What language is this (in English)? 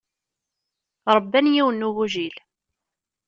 Kabyle